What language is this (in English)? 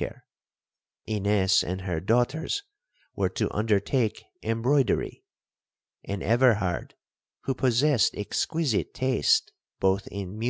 English